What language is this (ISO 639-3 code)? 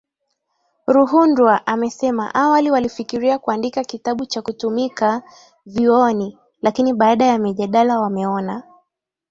swa